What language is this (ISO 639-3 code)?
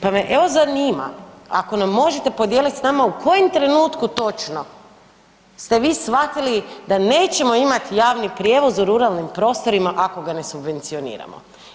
hrv